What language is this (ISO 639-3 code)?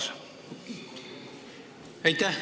est